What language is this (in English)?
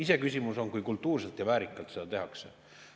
Estonian